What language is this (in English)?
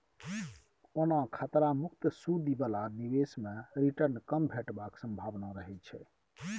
Maithili